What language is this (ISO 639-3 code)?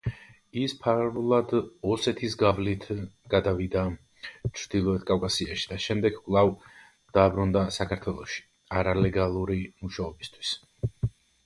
kat